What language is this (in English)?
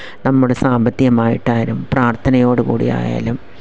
Malayalam